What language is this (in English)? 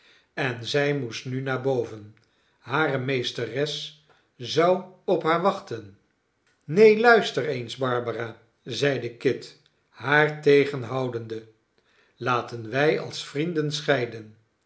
Dutch